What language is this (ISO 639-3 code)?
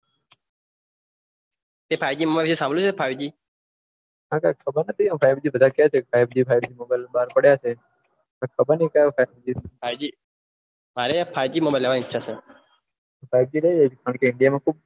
guj